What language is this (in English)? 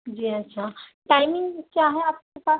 Urdu